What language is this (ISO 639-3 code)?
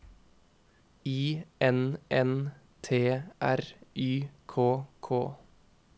nor